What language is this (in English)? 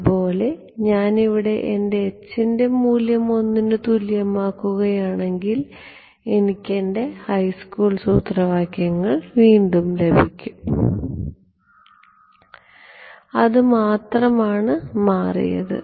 Malayalam